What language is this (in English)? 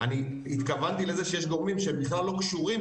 Hebrew